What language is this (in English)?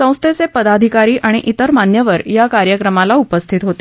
Marathi